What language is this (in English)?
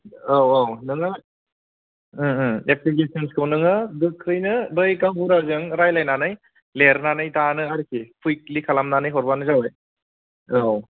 Bodo